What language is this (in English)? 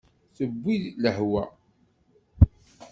Kabyle